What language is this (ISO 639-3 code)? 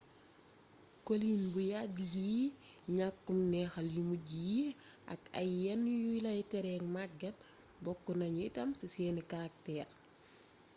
wol